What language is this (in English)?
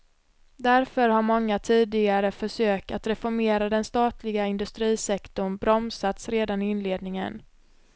Swedish